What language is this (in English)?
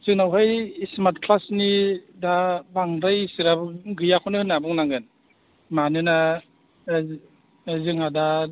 Bodo